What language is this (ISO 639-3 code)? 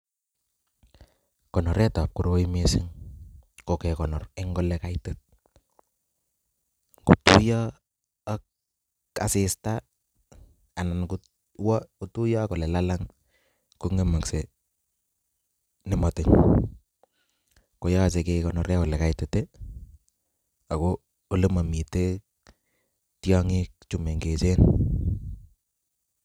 kln